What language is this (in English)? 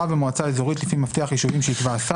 Hebrew